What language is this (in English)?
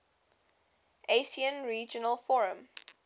English